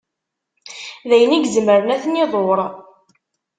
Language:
Kabyle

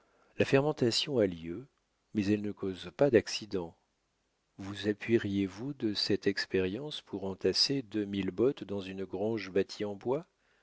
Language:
French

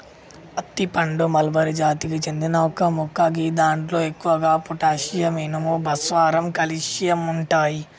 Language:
Telugu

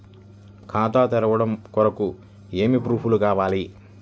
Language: Telugu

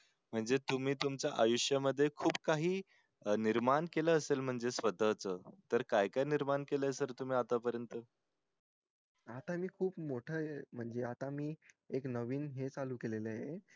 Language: Marathi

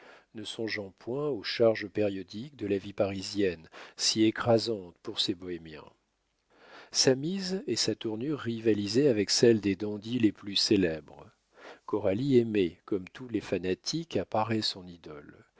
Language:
French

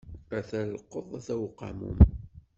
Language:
Kabyle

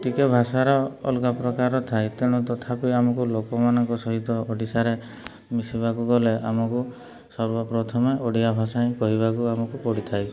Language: Odia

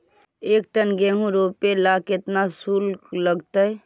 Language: Magahi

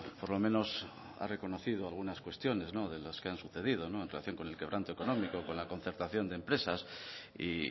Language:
Spanish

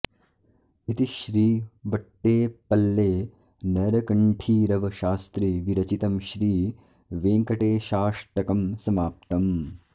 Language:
Sanskrit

